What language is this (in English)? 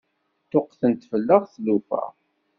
Kabyle